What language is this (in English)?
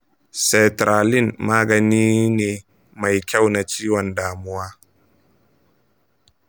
Hausa